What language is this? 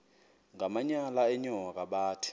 Xhosa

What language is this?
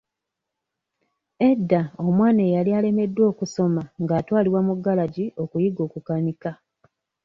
Ganda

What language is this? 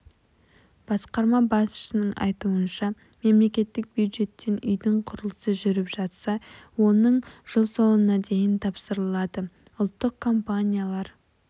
Kazakh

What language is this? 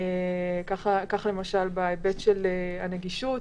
Hebrew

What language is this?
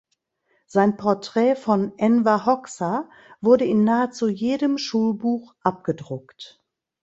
German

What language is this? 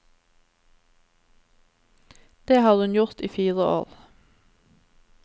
Norwegian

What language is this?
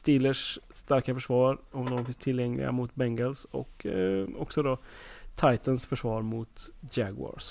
Swedish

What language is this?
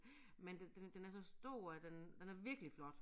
Danish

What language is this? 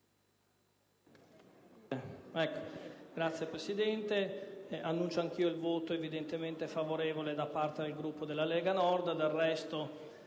Italian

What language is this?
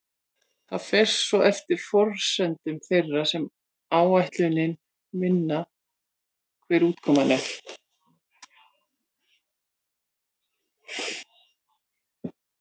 Icelandic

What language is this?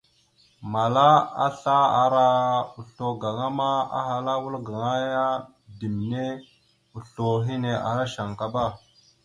Mada (Cameroon)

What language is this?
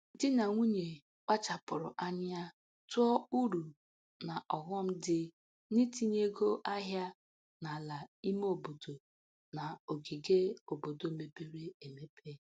Igbo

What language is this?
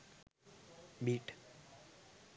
Sinhala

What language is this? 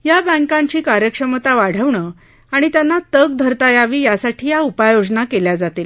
Marathi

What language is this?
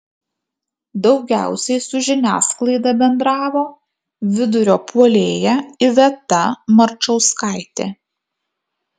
Lithuanian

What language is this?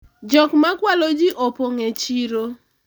Luo (Kenya and Tanzania)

